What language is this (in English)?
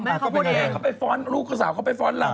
Thai